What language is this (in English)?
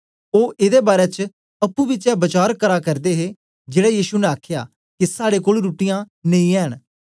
Dogri